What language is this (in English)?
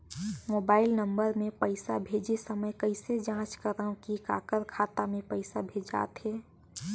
Chhattisgarhi